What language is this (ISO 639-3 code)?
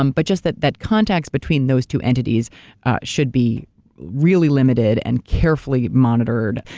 eng